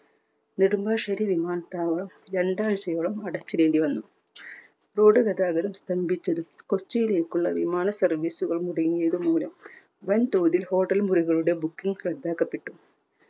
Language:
Malayalam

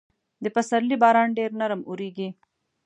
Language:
Pashto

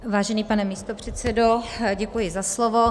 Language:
Czech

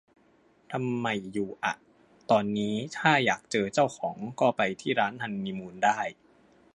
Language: Thai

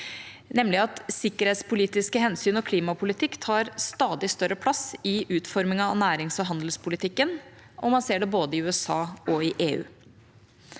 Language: Norwegian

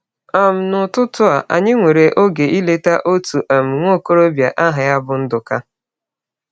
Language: Igbo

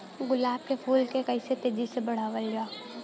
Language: Bhojpuri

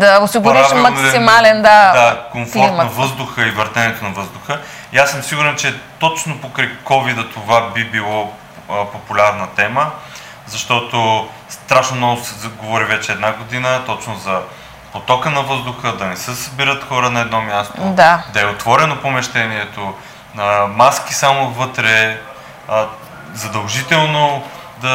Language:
Bulgarian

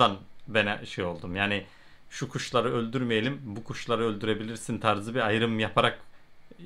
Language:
Turkish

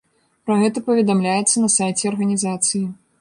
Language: Belarusian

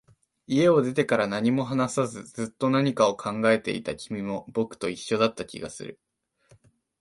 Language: Japanese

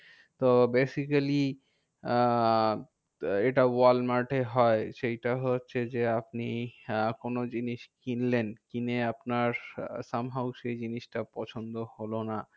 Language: Bangla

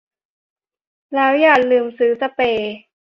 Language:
Thai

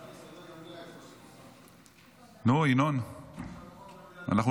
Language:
Hebrew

